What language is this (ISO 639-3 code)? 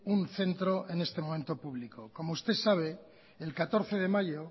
spa